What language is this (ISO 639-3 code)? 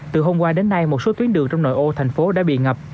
vie